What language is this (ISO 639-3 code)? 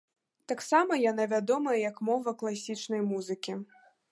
bel